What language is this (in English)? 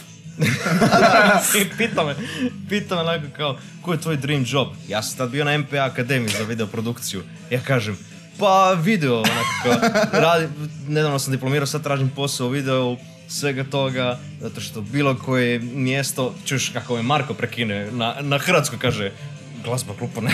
Croatian